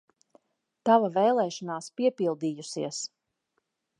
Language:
Latvian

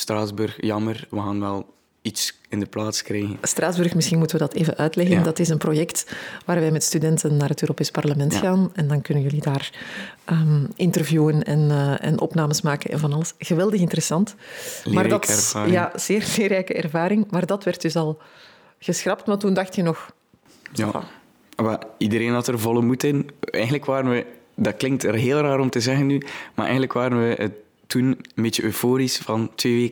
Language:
Dutch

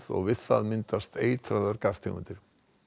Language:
Icelandic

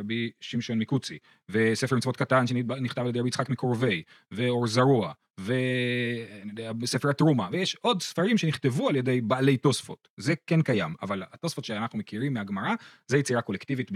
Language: Hebrew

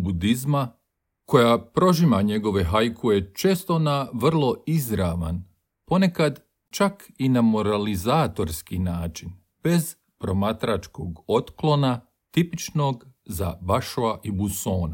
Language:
Croatian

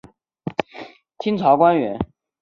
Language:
Chinese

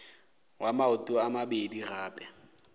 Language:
Northern Sotho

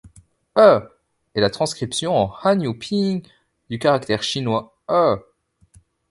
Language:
French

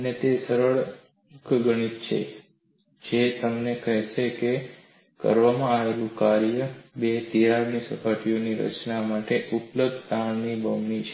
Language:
Gujarati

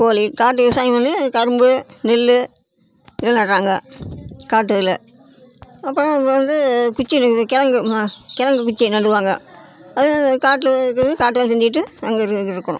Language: Tamil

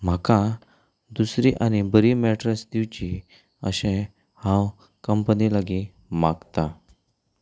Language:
Konkani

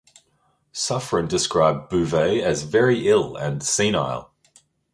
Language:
English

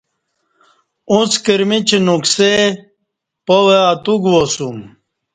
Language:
Kati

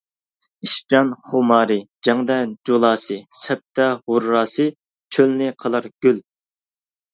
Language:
Uyghur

